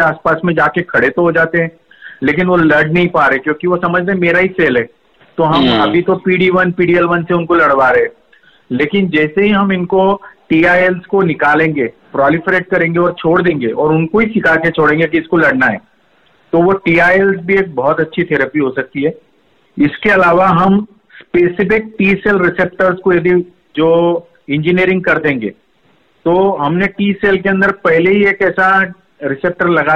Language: Hindi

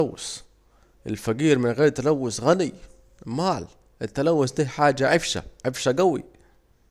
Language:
Saidi Arabic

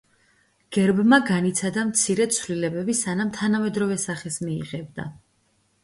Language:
Georgian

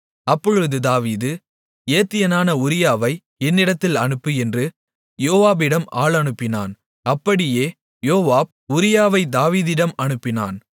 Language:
Tamil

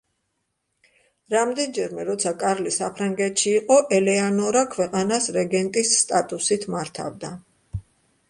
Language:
Georgian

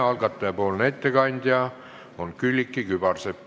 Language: Estonian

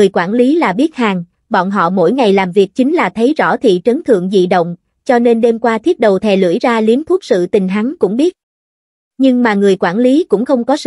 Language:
Vietnamese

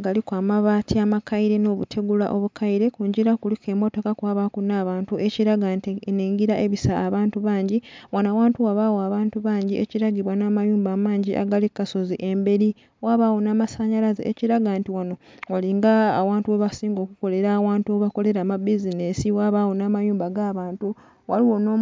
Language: Soga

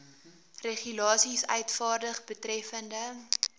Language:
Afrikaans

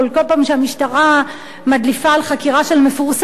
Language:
Hebrew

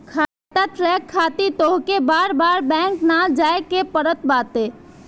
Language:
Bhojpuri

